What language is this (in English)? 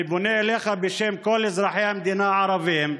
Hebrew